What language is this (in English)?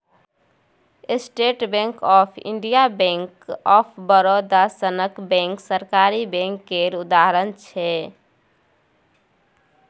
Maithili